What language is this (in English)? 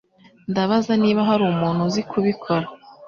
Kinyarwanda